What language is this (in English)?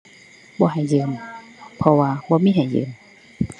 Thai